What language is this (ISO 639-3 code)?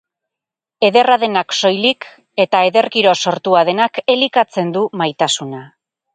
eus